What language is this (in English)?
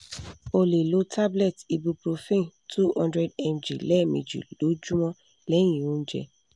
Yoruba